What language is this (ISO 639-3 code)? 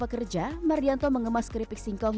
ind